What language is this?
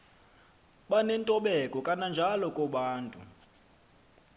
Xhosa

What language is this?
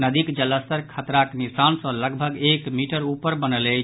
Maithili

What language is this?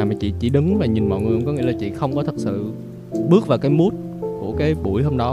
Vietnamese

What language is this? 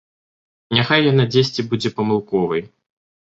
Belarusian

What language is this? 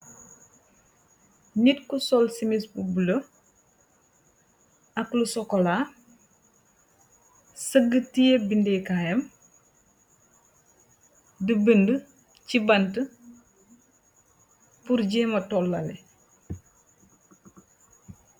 Wolof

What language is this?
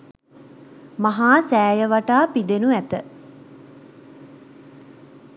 Sinhala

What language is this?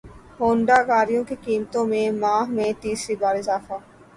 Urdu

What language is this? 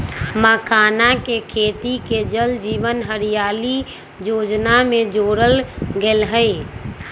Magahi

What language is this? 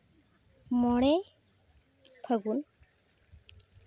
Santali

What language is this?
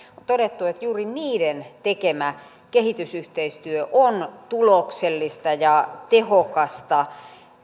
Finnish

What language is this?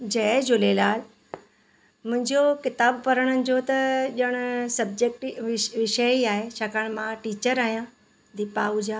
Sindhi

